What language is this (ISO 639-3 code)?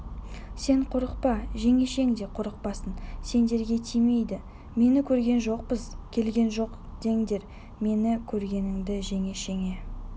kaz